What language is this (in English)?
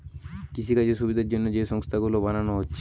Bangla